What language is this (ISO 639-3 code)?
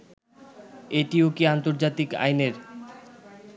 ben